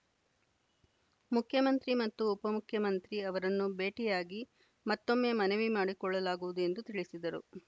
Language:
Kannada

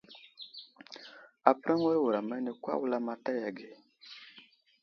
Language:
Wuzlam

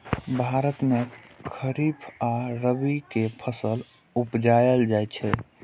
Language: Maithili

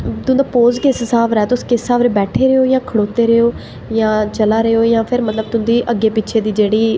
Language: Dogri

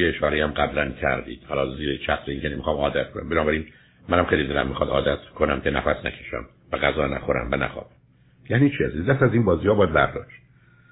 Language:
Persian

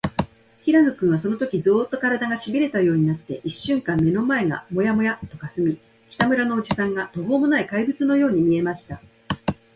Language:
Japanese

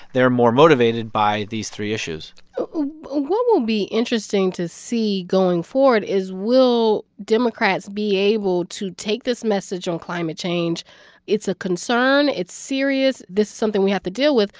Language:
English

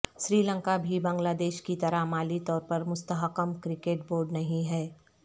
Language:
Urdu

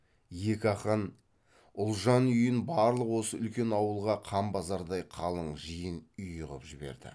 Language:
Kazakh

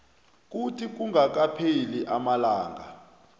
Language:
South Ndebele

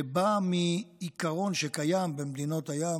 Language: Hebrew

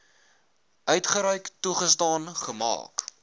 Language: Afrikaans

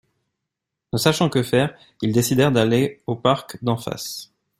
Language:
French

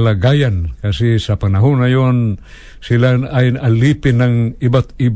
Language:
Filipino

